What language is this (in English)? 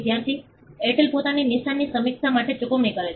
Gujarati